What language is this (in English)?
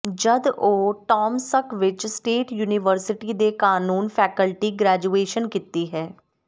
Punjabi